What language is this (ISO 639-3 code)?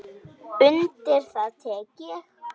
isl